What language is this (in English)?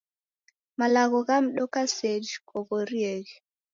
Taita